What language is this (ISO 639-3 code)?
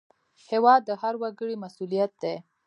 pus